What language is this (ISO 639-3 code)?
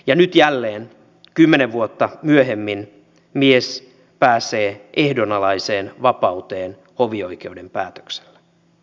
fin